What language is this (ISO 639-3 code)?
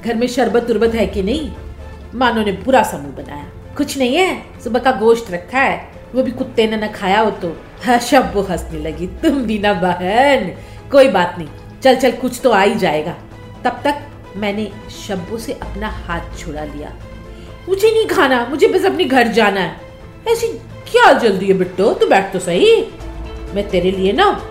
hin